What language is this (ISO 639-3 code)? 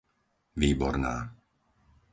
slk